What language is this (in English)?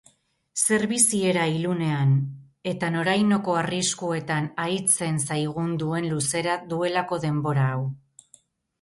Basque